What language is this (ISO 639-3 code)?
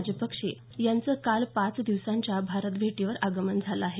mar